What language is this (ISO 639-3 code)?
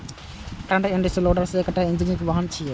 mai